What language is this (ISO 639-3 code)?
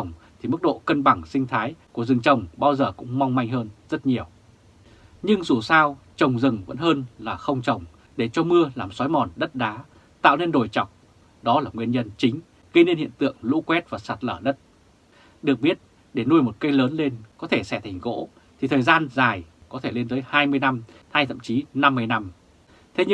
vie